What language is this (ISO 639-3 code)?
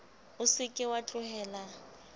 sot